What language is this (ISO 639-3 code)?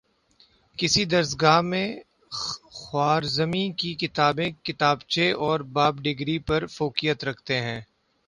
urd